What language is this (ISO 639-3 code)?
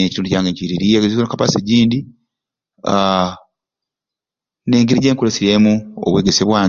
ruc